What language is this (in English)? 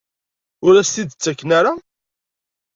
Kabyle